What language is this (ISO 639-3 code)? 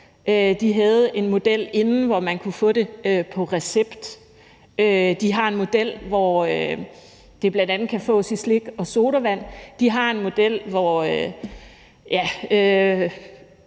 dan